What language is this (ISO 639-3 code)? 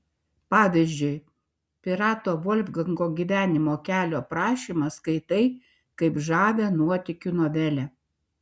lit